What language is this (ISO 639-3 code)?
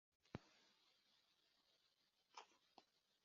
kin